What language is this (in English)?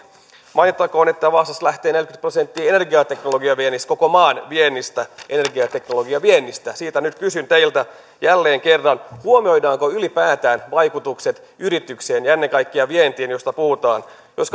Finnish